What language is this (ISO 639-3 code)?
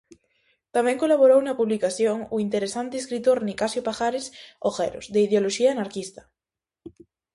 glg